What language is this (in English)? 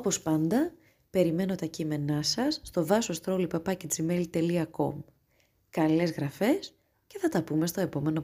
Greek